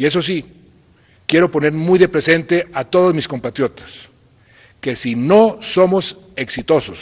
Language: Spanish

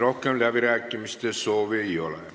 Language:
Estonian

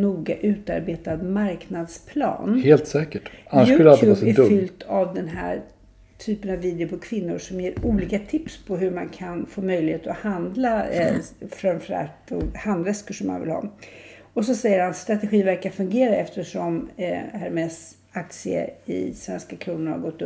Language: Swedish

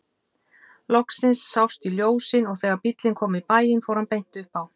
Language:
Icelandic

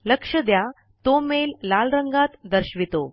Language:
Marathi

